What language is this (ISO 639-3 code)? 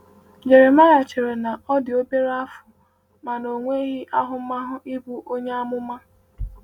ibo